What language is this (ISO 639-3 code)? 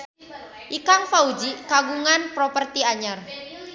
sun